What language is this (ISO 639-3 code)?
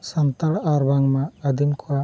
sat